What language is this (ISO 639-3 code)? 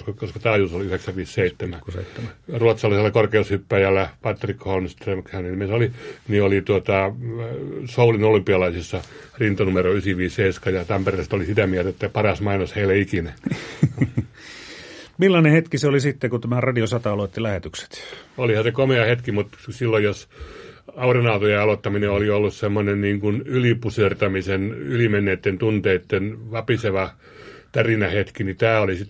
fin